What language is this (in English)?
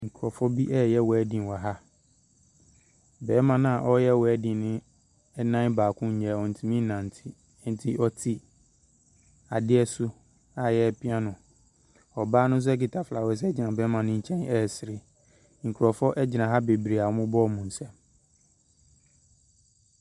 Akan